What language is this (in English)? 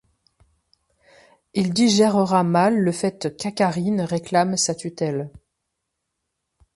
French